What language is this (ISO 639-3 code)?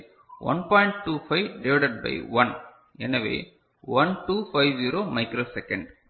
tam